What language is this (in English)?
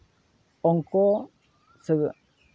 Santali